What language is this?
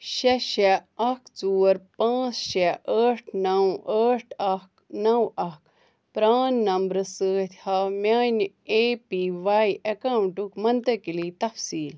Kashmiri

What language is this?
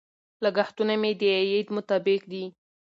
Pashto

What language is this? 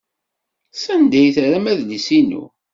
Kabyle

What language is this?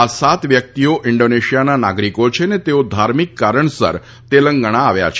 Gujarati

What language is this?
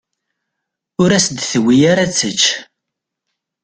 Kabyle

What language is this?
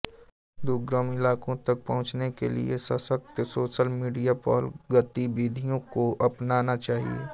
Hindi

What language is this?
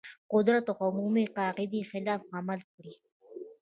Pashto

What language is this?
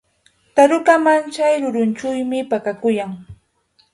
Yauyos Quechua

